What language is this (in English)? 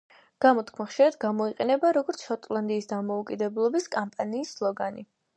Georgian